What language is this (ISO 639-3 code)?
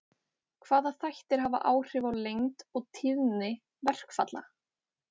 isl